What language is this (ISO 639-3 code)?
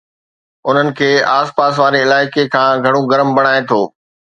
snd